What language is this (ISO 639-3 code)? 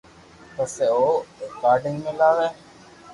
lrk